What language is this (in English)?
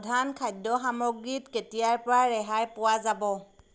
Assamese